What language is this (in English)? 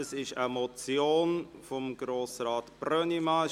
Swiss German